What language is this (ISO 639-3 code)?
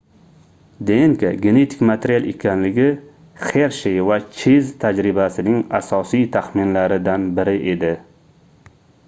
uzb